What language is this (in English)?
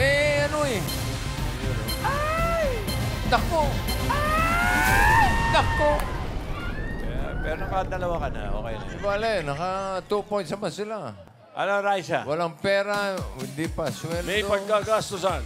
Filipino